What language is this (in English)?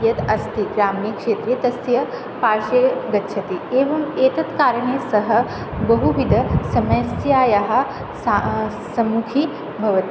Sanskrit